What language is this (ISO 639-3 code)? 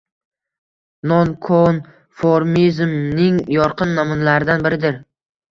uzb